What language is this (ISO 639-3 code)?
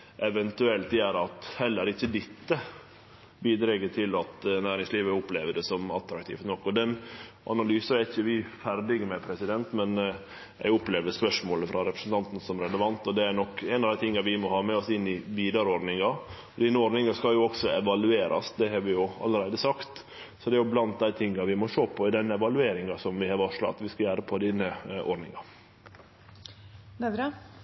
nor